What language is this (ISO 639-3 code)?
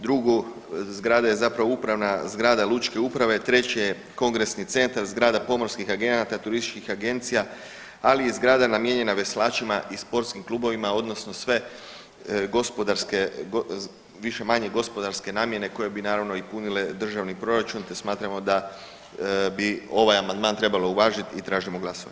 hrv